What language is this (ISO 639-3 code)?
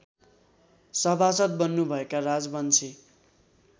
nep